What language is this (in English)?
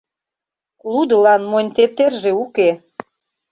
Mari